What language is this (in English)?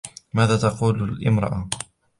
Arabic